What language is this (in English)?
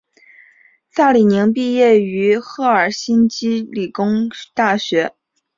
Chinese